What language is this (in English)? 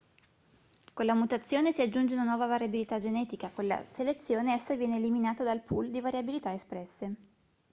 Italian